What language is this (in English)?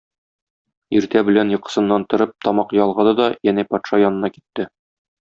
Tatar